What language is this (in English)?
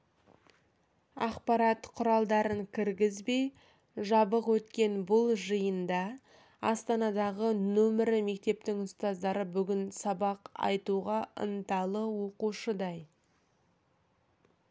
Kazakh